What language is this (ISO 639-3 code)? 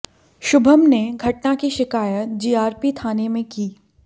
hin